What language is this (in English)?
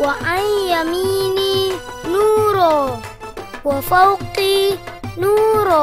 Indonesian